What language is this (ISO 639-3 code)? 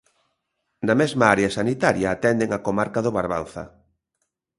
glg